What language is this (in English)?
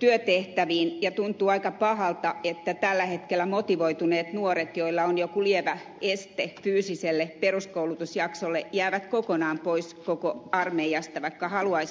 Finnish